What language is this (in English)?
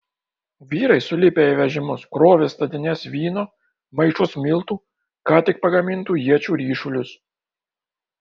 Lithuanian